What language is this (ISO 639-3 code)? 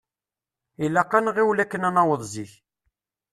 kab